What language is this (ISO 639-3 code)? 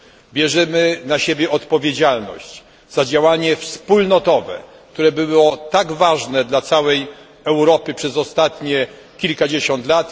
pol